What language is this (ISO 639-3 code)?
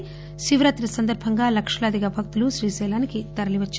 tel